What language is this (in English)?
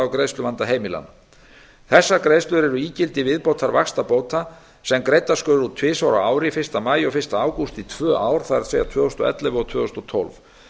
Icelandic